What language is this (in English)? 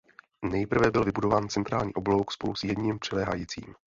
Czech